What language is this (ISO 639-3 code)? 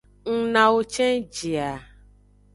ajg